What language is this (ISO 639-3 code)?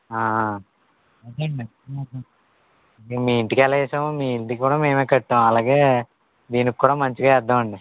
tel